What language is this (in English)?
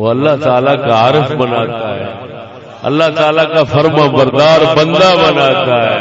Urdu